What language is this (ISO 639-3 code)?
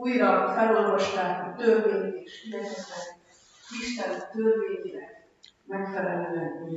hun